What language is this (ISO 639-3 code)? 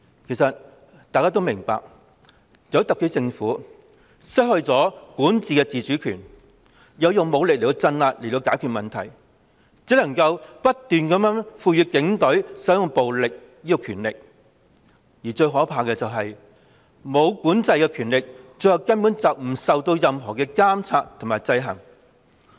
yue